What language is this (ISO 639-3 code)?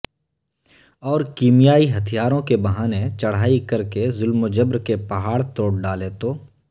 urd